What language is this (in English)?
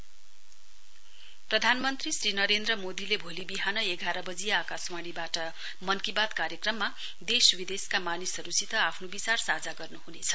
Nepali